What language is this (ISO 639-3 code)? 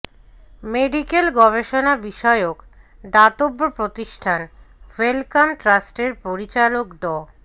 ben